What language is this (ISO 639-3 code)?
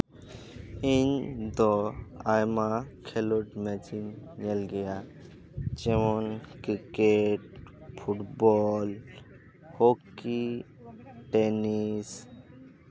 sat